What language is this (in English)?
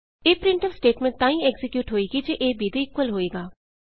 Punjabi